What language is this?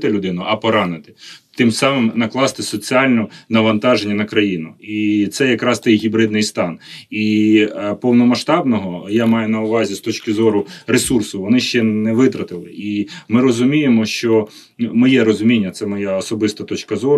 Ukrainian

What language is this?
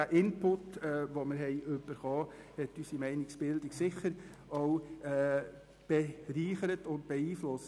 Swiss German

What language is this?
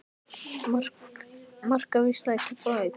Icelandic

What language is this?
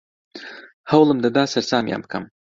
Central Kurdish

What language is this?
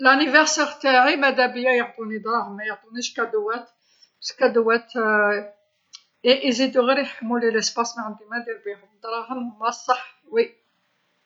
Algerian Arabic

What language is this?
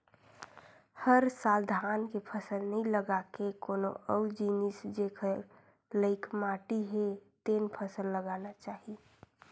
Chhattisgarhi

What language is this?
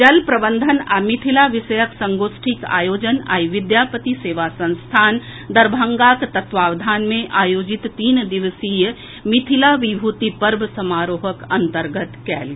Maithili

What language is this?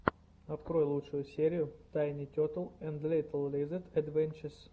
Russian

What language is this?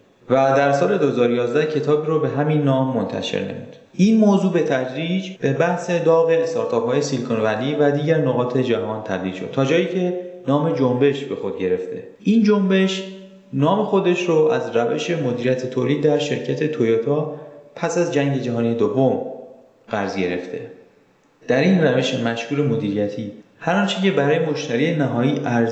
Persian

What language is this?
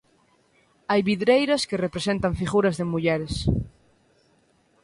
Galician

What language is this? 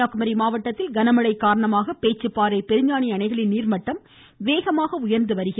Tamil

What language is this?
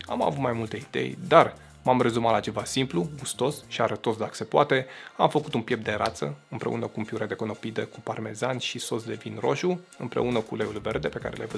Romanian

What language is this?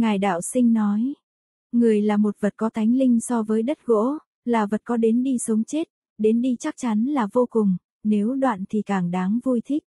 Vietnamese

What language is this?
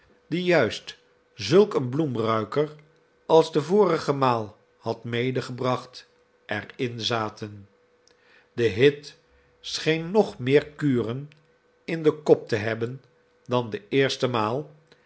Dutch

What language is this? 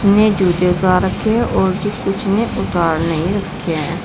Hindi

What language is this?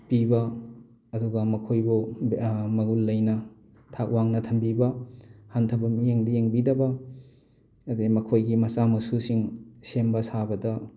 Manipuri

